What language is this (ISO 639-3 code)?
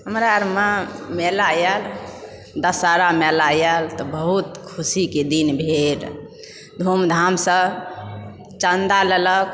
mai